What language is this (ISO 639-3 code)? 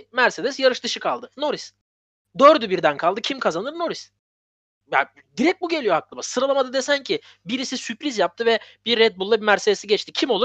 tur